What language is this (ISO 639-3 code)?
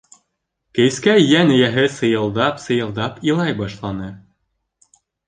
bak